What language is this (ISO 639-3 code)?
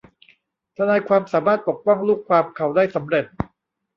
tha